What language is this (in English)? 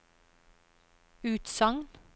Norwegian